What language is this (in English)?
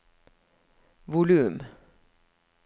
Norwegian